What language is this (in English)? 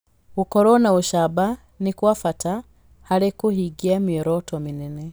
Kikuyu